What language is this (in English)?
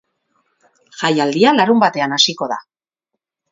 Basque